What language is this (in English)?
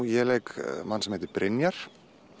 Icelandic